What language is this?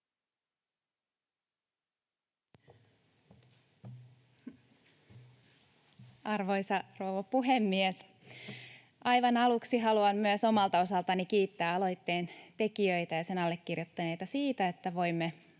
Finnish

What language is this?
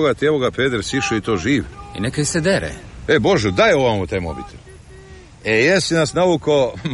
Croatian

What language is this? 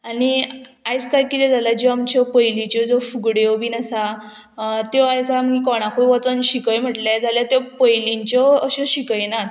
Konkani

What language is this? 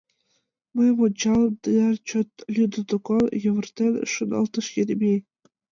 Mari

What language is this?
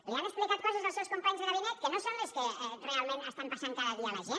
Catalan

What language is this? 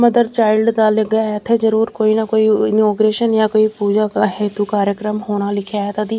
Punjabi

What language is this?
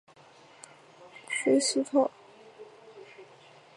Chinese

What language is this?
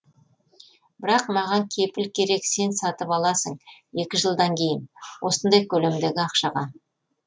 Kazakh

